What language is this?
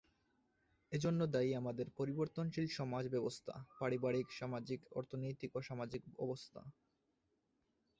Bangla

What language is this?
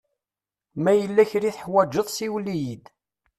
Kabyle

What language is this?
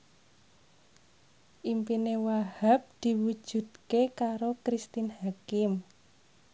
Javanese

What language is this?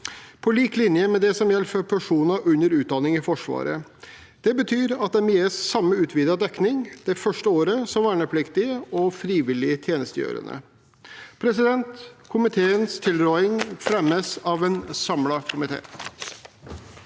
Norwegian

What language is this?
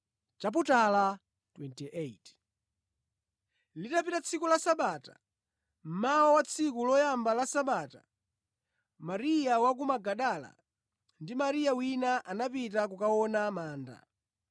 Nyanja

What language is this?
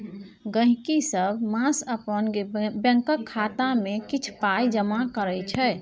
Maithili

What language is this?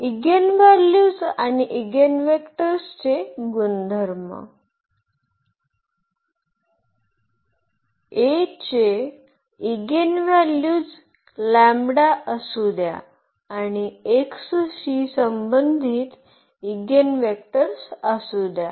Marathi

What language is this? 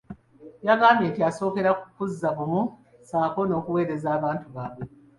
Ganda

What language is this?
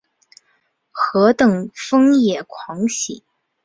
Chinese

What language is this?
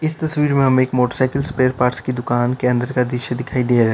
Hindi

